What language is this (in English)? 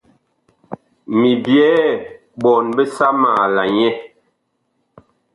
Bakoko